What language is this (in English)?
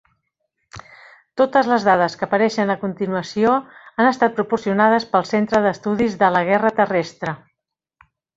Catalan